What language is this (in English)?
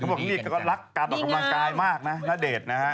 Thai